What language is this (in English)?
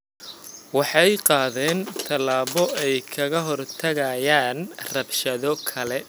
Somali